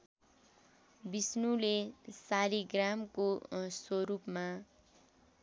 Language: Nepali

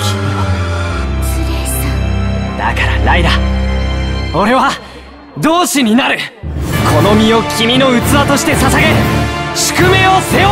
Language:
Japanese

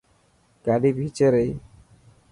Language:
Dhatki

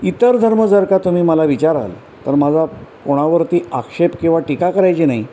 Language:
Marathi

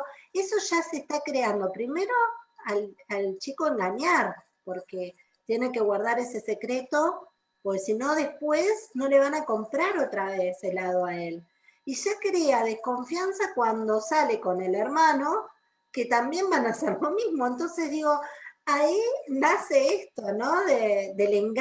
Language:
Spanish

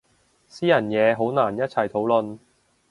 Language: Cantonese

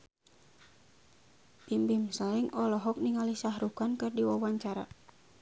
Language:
Sundanese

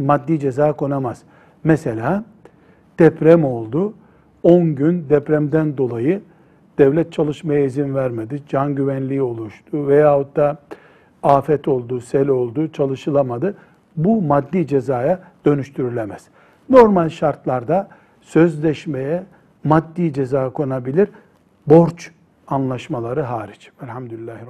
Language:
Turkish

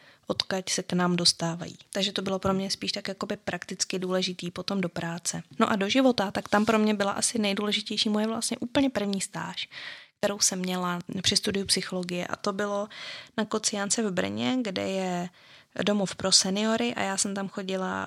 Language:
Czech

